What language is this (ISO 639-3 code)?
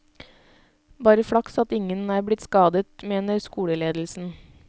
nor